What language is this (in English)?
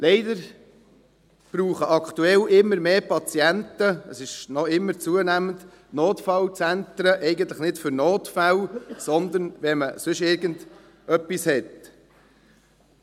Swiss German